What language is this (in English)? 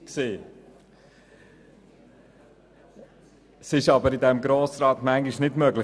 Swiss German